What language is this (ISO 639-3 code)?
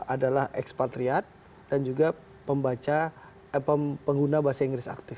ind